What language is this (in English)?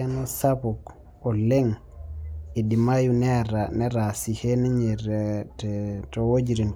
Masai